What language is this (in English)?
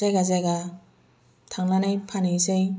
Bodo